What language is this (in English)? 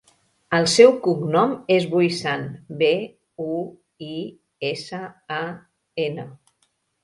Catalan